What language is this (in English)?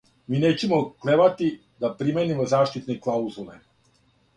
Serbian